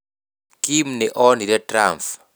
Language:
Kikuyu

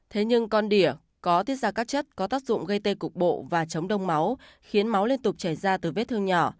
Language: Vietnamese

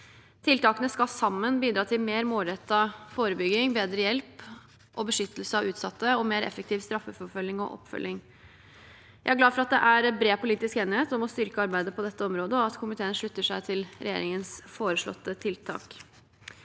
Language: Norwegian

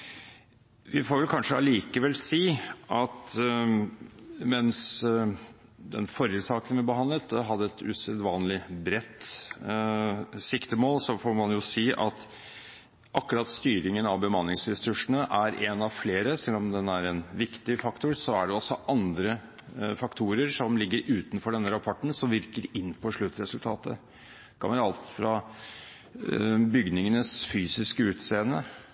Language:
Norwegian Bokmål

